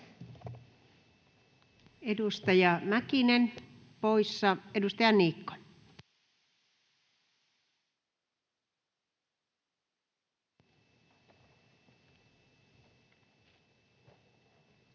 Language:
Finnish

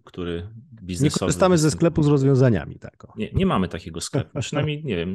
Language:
Polish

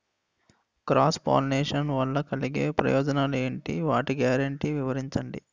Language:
Telugu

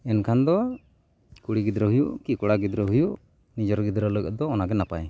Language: Santali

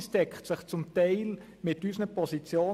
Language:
Swiss German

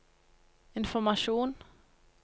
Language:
Norwegian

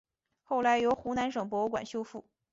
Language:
Chinese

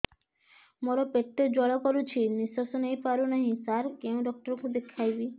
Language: Odia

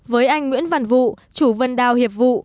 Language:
Vietnamese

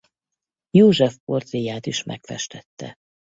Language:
Hungarian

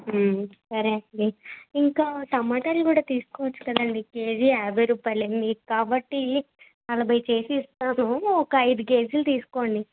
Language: Telugu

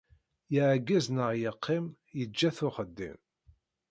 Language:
Kabyle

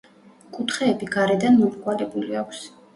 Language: Georgian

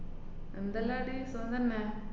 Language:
Malayalam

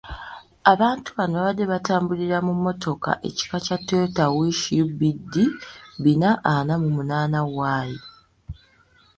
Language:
Ganda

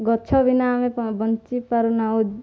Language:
Odia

